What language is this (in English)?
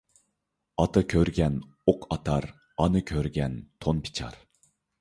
Uyghur